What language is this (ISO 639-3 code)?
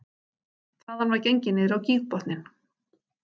isl